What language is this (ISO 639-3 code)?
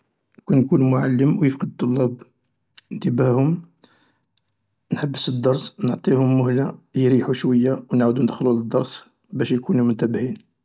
arq